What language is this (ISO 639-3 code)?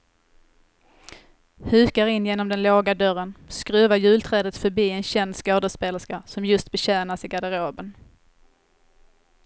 swe